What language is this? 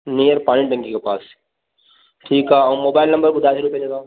Sindhi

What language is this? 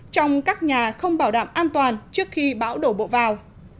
Vietnamese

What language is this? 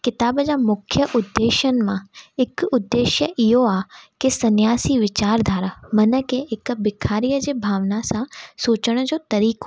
Sindhi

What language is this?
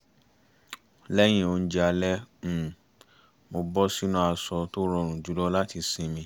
Yoruba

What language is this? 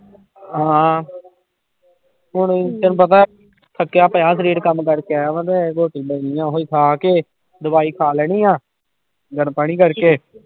Punjabi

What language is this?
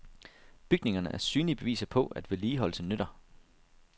Danish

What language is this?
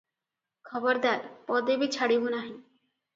Odia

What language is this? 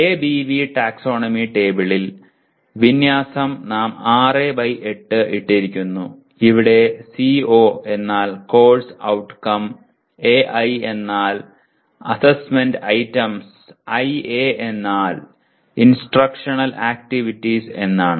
Malayalam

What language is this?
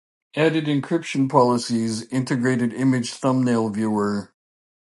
English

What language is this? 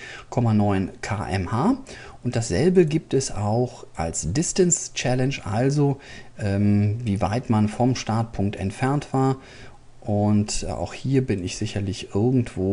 German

